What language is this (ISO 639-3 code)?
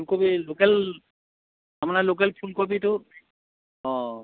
asm